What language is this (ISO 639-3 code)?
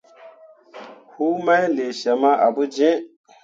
mua